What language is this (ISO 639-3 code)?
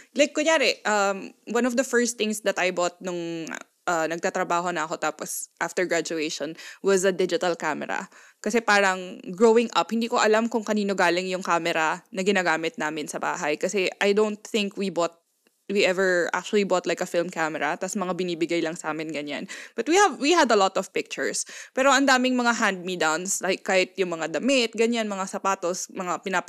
fil